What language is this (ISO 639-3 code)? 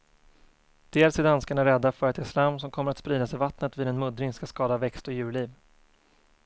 swe